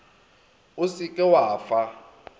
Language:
Northern Sotho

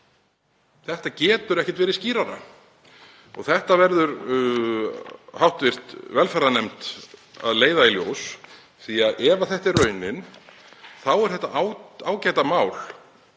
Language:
Icelandic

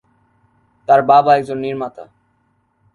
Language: Bangla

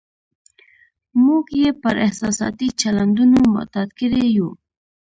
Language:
Pashto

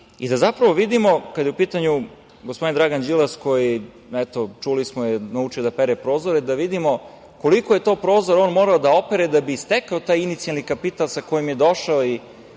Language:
Serbian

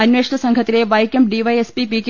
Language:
Malayalam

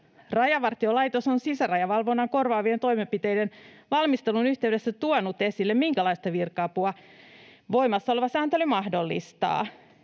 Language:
Finnish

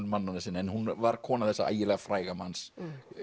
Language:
Icelandic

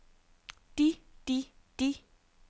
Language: Danish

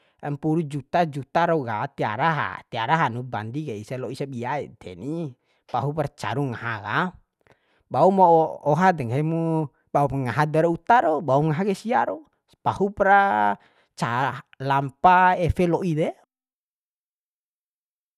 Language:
Bima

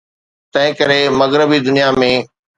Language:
Sindhi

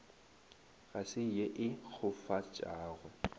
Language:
Northern Sotho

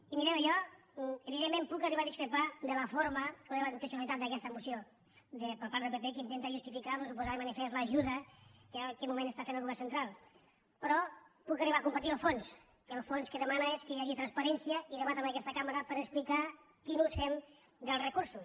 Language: Catalan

